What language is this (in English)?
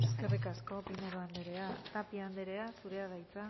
Basque